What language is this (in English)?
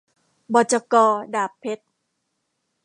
Thai